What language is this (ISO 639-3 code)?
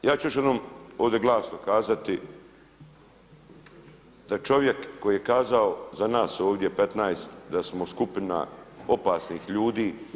hrv